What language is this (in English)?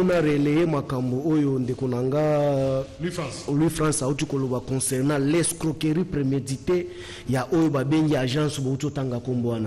French